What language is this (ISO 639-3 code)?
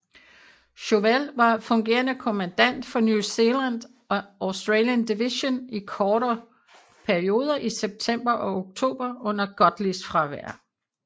dan